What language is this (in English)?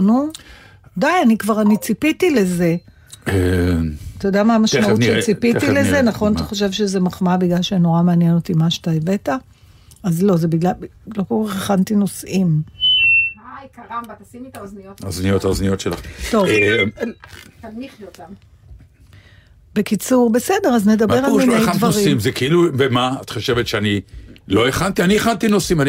Hebrew